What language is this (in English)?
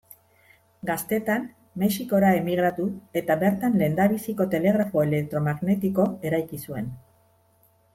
Basque